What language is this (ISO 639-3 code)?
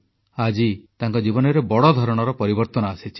ori